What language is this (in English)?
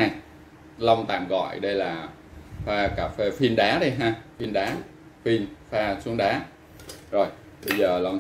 Vietnamese